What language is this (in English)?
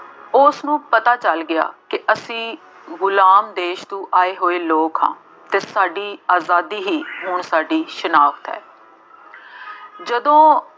Punjabi